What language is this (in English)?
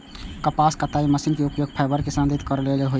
Maithili